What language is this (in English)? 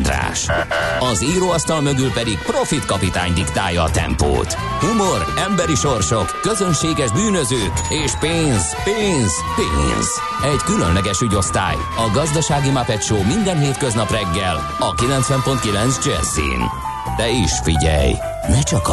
Hungarian